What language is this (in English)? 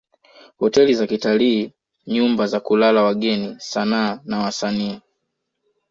Swahili